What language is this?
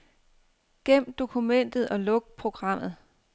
Danish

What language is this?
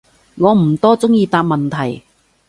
Cantonese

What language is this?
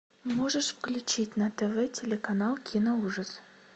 Russian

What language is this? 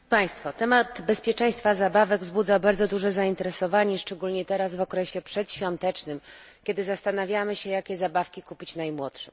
Polish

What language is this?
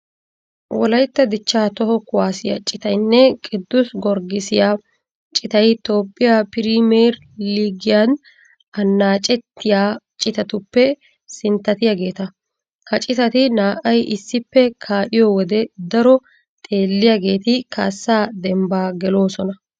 Wolaytta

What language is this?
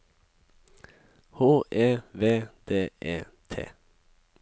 Norwegian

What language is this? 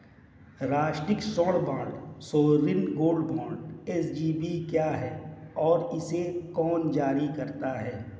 Hindi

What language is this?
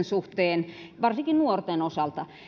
Finnish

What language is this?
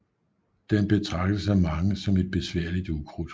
Danish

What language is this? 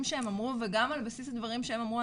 Hebrew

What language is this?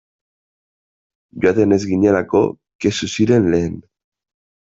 Basque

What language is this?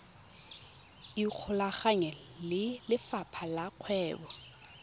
Tswana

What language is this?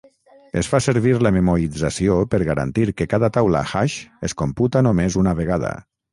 Catalan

